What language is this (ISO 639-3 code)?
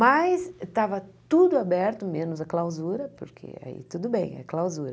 por